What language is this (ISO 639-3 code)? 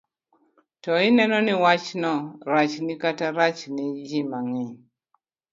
luo